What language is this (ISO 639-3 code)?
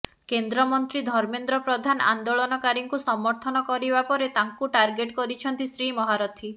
ori